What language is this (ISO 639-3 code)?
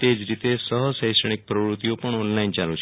guj